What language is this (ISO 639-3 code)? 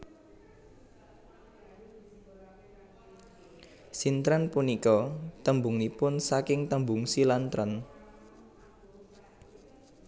jav